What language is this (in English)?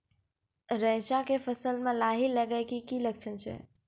Maithili